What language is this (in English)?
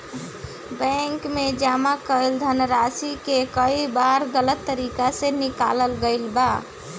Bhojpuri